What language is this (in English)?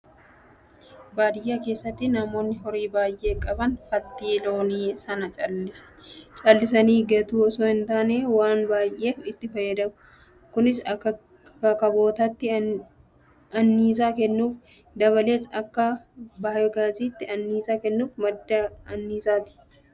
Oromo